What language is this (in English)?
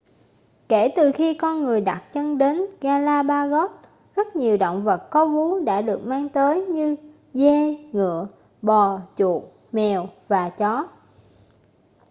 Vietnamese